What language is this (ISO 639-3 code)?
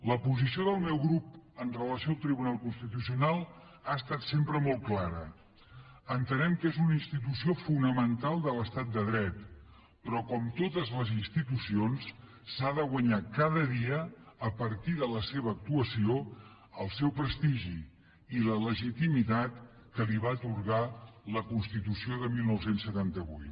cat